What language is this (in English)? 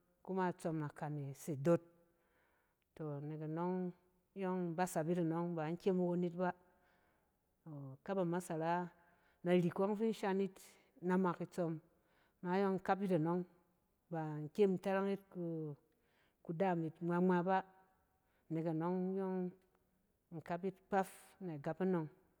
Cen